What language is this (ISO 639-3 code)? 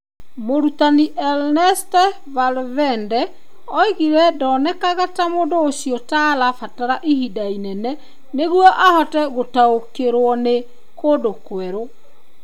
kik